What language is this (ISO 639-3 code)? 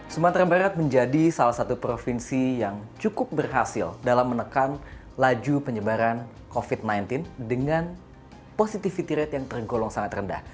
ind